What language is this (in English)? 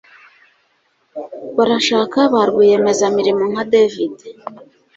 Kinyarwanda